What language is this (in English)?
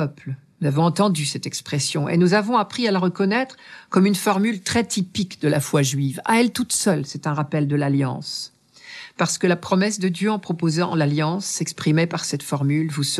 French